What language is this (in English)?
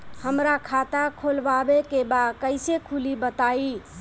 Bhojpuri